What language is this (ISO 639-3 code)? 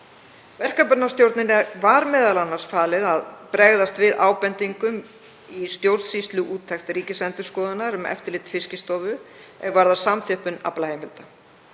isl